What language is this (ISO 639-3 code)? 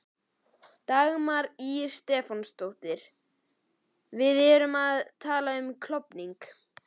isl